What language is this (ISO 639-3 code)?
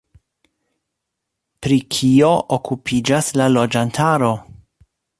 epo